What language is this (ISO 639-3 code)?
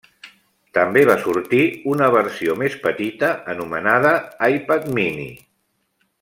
cat